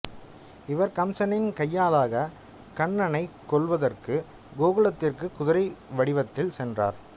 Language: Tamil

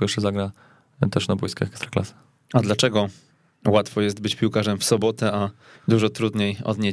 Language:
Polish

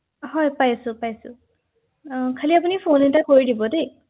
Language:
Assamese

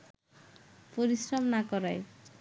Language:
Bangla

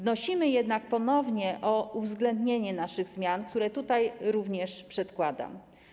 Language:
Polish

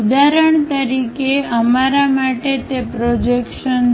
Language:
Gujarati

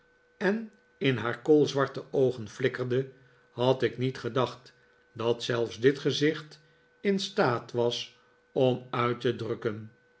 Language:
Dutch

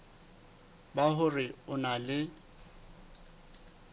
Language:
Southern Sotho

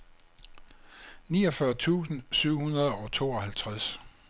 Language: Danish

